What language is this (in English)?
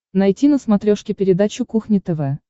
Russian